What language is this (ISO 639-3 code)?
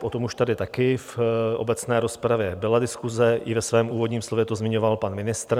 ces